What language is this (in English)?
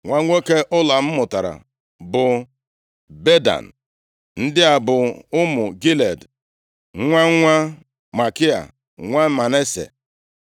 Igbo